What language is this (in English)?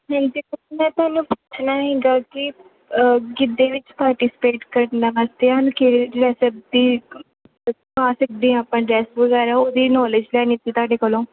Punjabi